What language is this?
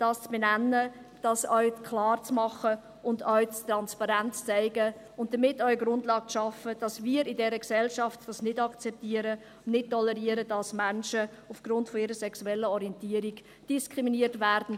Swiss German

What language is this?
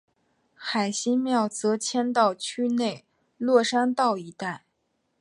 Chinese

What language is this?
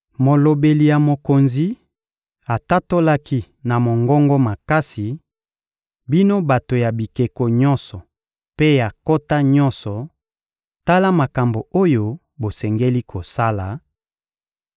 Lingala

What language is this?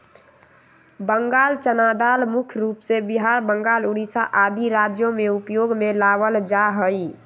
Magahi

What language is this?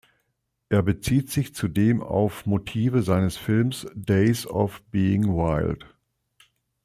German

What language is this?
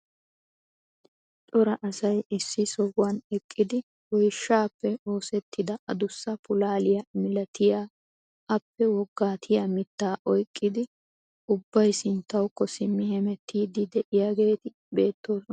Wolaytta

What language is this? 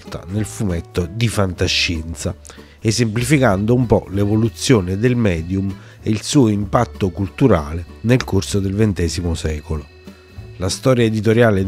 Italian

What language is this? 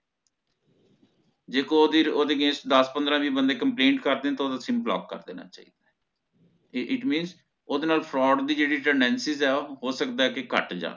Punjabi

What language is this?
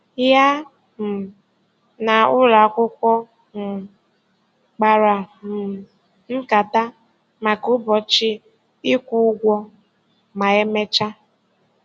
Igbo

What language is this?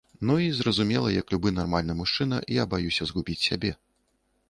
Belarusian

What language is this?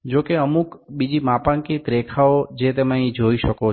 Gujarati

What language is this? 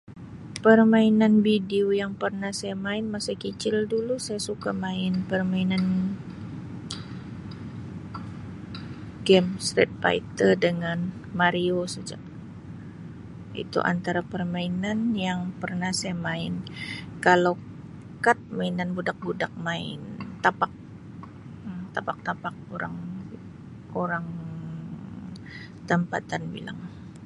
Sabah Malay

